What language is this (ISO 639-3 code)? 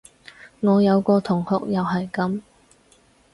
yue